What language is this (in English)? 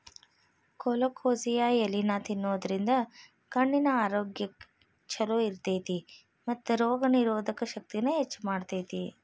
Kannada